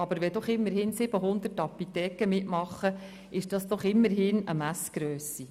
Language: Swiss German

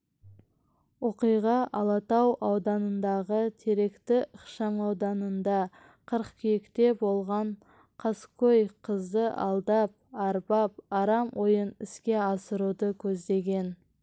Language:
Kazakh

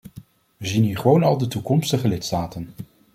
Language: Dutch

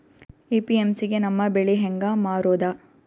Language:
Kannada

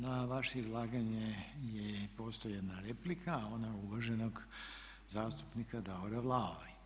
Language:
Croatian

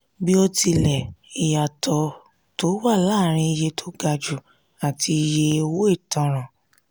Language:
Yoruba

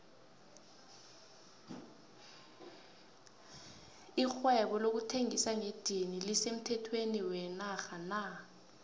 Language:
South Ndebele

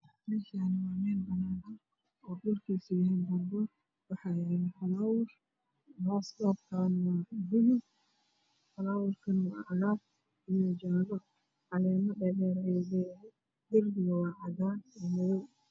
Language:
Somali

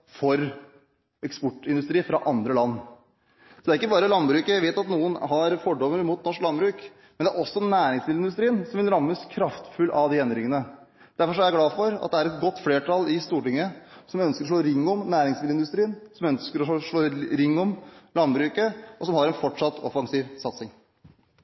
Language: Norwegian Bokmål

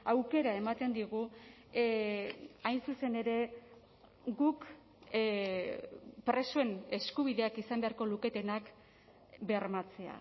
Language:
Basque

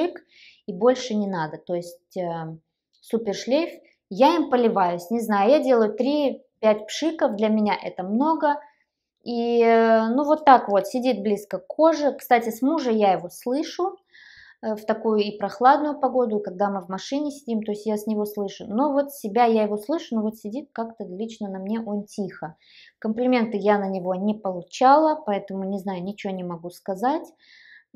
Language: Russian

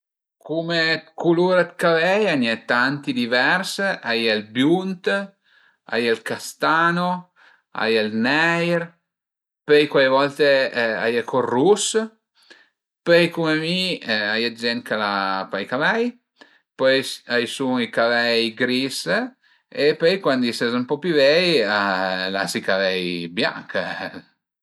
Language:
Piedmontese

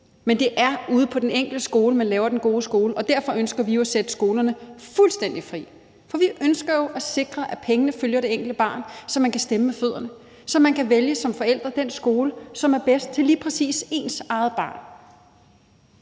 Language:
Danish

